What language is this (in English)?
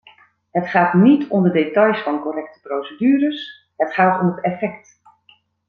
Dutch